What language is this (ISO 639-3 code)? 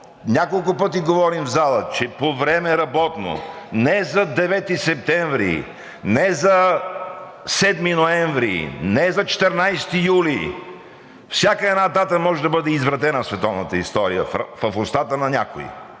bul